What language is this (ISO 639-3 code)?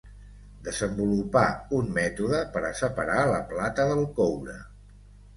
cat